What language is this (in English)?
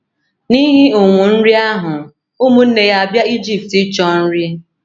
Igbo